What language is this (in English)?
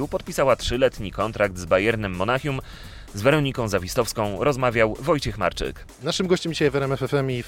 Polish